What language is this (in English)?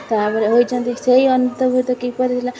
Odia